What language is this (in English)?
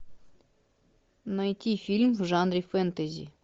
Russian